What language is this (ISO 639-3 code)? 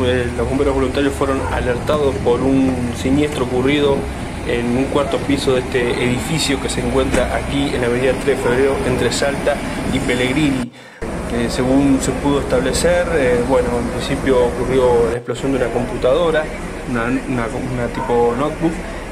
spa